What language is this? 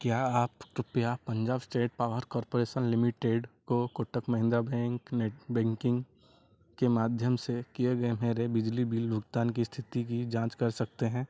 Hindi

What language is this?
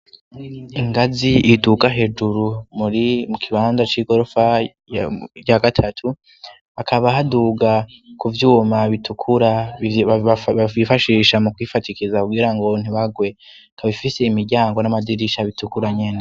Rundi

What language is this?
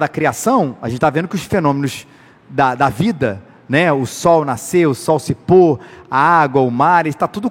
Portuguese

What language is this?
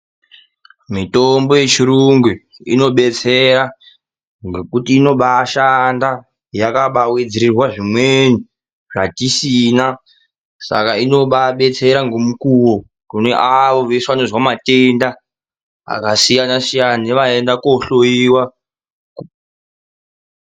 Ndau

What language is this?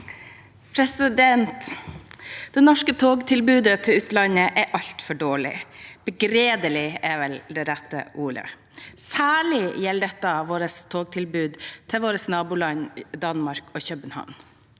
Norwegian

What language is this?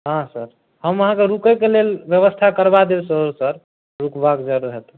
Maithili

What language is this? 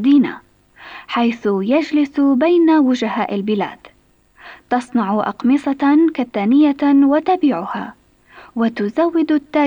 Arabic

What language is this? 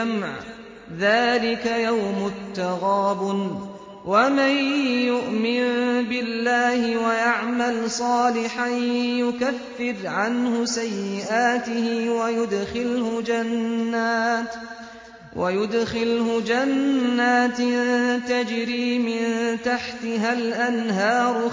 Arabic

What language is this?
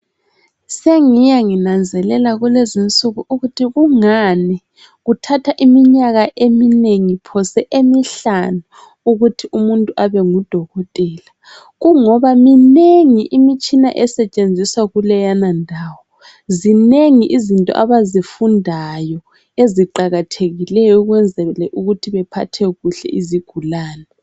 North Ndebele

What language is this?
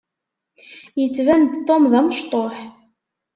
Kabyle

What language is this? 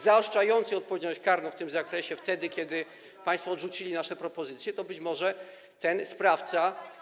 Polish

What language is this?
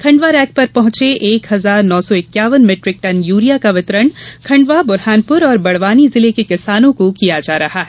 Hindi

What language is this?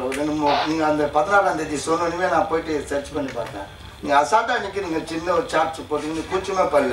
Arabic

